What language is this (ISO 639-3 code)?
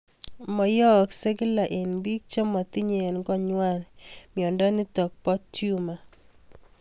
kln